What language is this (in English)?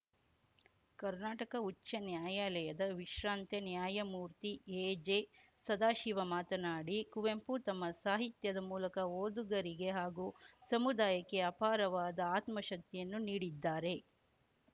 Kannada